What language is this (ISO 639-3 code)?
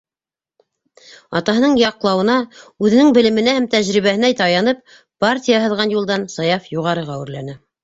bak